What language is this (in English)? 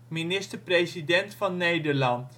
Dutch